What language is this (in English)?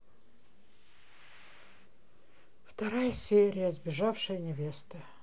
Russian